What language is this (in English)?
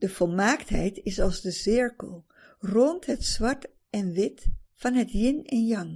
Dutch